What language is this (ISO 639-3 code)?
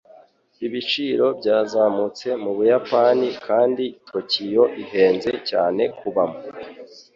kin